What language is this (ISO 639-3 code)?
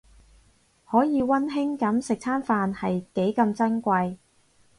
yue